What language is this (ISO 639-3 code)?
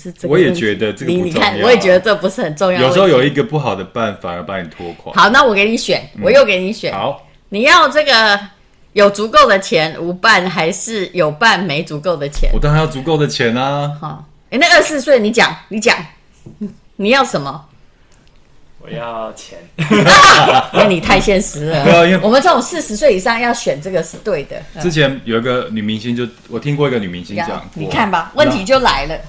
zho